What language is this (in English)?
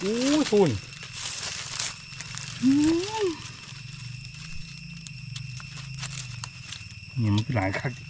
Thai